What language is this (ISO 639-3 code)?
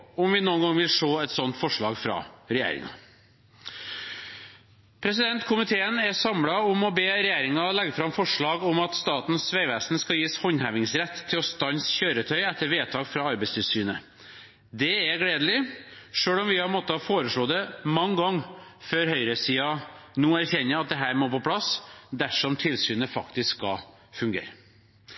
nob